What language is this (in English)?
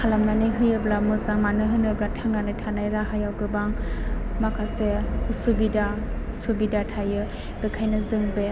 Bodo